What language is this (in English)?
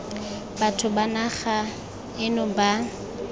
Tswana